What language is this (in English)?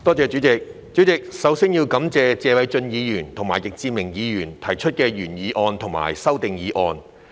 Cantonese